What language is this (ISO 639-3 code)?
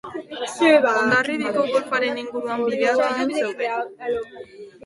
eus